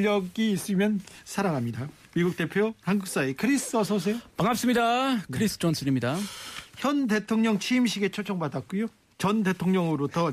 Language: Korean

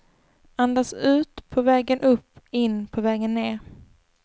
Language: Swedish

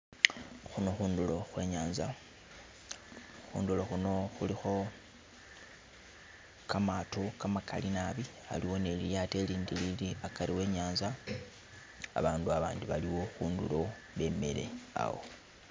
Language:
Masaaba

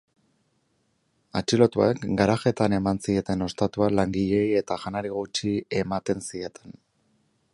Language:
Basque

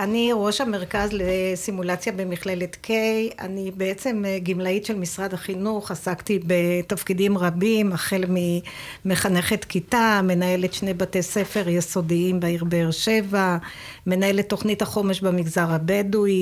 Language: Hebrew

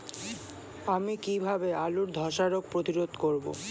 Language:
Bangla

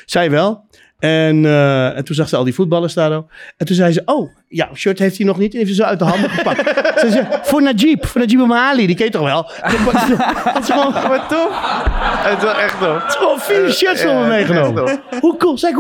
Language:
Dutch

